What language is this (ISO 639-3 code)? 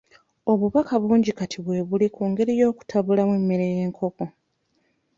lug